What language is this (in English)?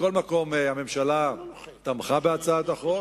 Hebrew